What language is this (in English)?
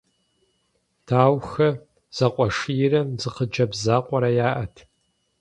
Kabardian